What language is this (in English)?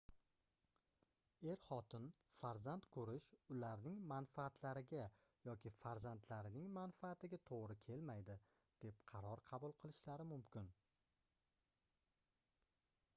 Uzbek